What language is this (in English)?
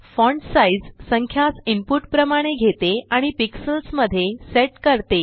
Marathi